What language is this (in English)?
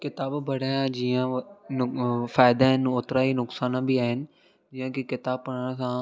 Sindhi